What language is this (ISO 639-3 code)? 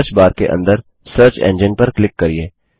hin